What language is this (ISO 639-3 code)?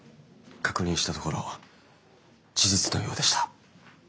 jpn